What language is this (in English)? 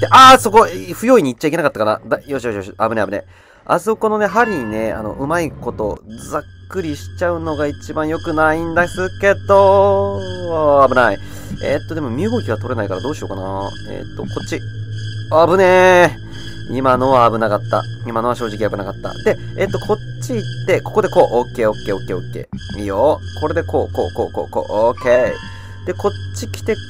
Japanese